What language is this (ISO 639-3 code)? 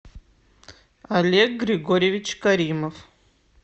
rus